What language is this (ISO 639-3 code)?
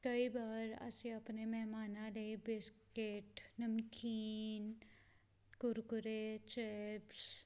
pan